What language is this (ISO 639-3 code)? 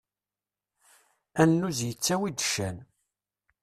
kab